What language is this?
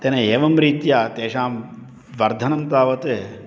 Sanskrit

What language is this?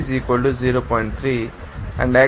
Telugu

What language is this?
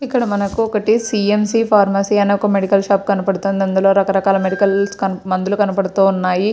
Telugu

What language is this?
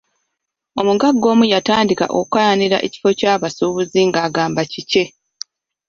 Ganda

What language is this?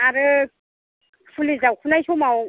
Bodo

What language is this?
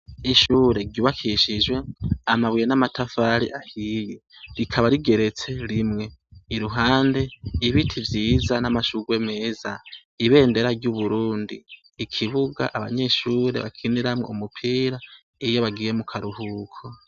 Rundi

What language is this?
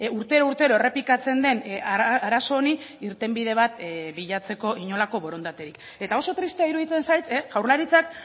Basque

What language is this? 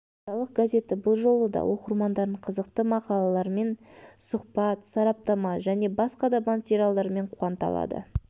Kazakh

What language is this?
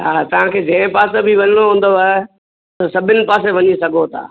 Sindhi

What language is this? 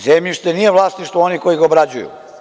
Serbian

